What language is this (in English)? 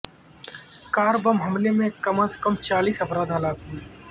Urdu